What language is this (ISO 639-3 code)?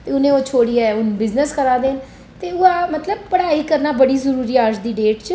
doi